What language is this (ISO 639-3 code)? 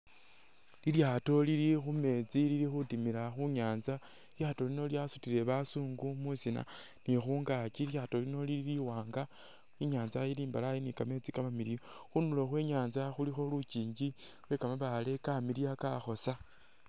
myx